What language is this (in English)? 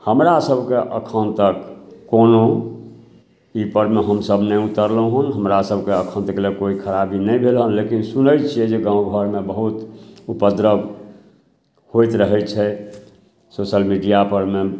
Maithili